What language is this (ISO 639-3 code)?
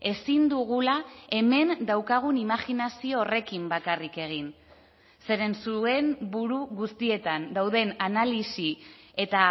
eus